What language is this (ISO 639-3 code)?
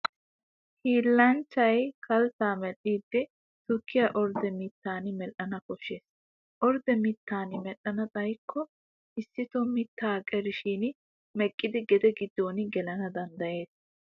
wal